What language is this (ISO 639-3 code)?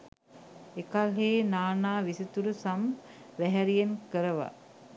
sin